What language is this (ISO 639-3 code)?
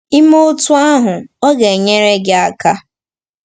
ibo